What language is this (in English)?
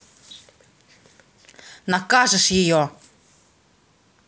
Russian